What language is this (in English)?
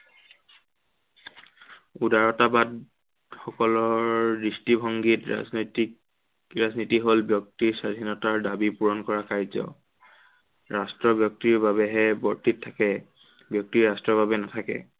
Assamese